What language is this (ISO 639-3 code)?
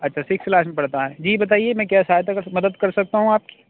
urd